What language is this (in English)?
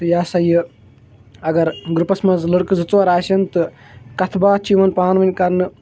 Kashmiri